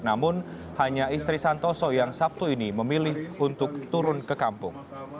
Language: Indonesian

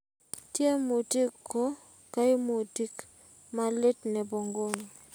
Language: Kalenjin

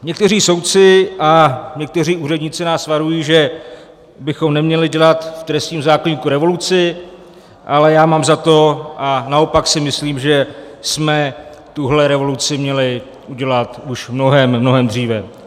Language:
Czech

